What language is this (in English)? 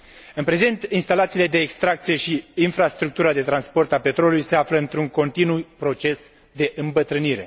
Romanian